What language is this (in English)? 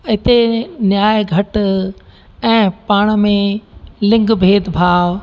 Sindhi